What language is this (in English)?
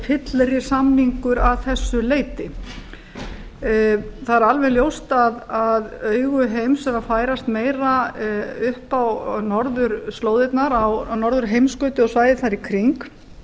Icelandic